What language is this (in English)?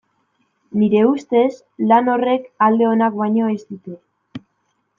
Basque